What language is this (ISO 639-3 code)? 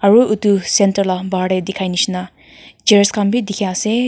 nag